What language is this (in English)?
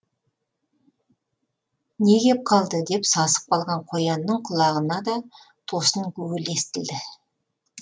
Kazakh